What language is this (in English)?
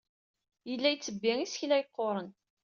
Kabyle